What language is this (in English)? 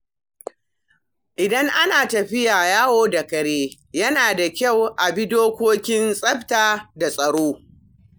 Hausa